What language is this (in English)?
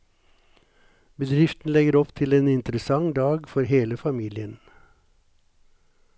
Norwegian